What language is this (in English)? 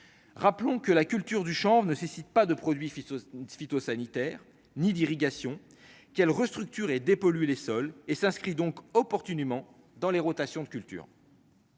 French